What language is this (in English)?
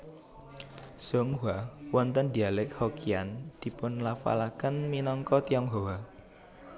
Javanese